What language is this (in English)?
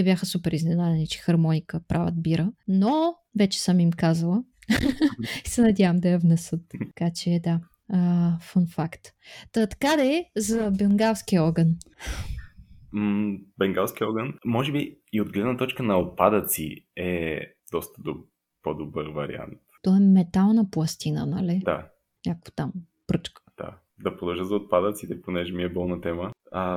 Bulgarian